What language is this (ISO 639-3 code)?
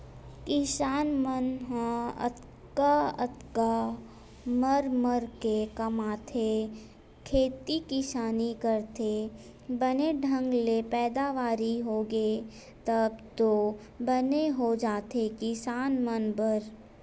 hne